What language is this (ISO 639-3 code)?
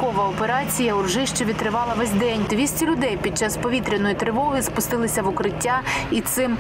ukr